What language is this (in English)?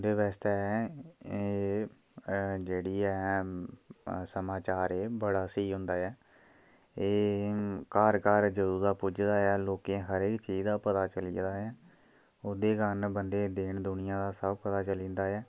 Dogri